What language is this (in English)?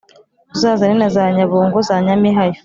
Kinyarwanda